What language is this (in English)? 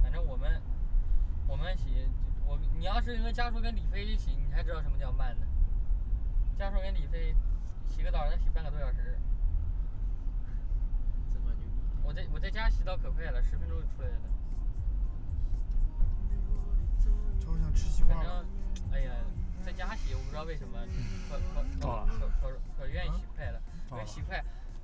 Chinese